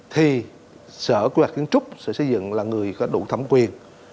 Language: Vietnamese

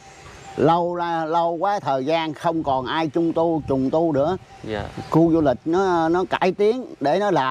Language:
Vietnamese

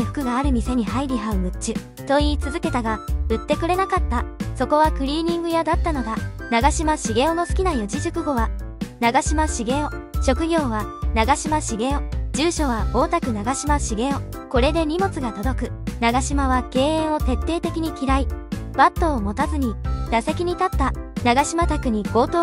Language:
Japanese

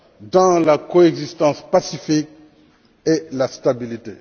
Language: French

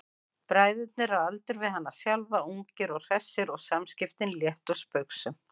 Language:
Icelandic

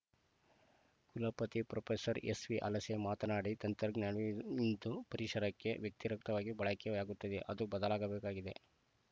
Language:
Kannada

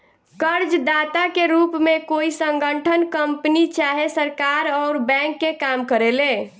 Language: Bhojpuri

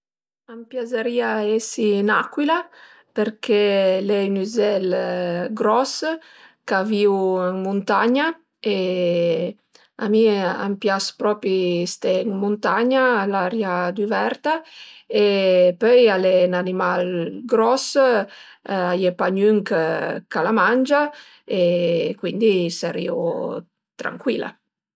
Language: Piedmontese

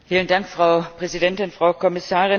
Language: German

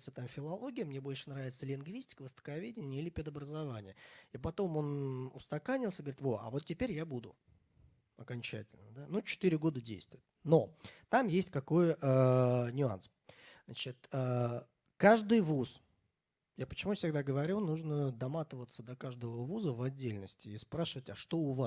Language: Russian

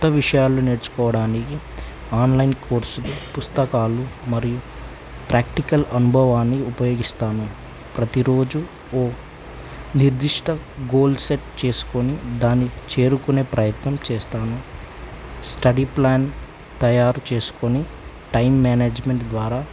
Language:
Telugu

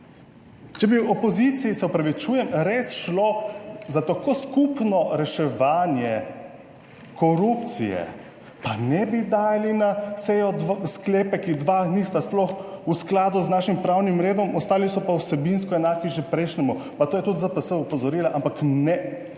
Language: Slovenian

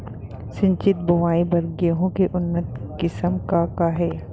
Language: Chhattisgarhi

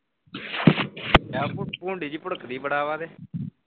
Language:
Punjabi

